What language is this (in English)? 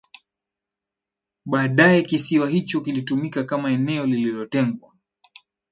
Swahili